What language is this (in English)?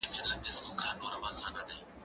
Pashto